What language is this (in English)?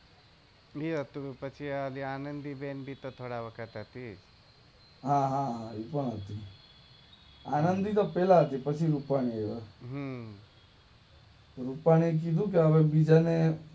Gujarati